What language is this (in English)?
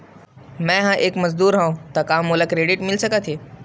Chhattisgarhi